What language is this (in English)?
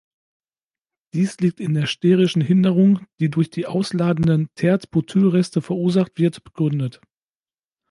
German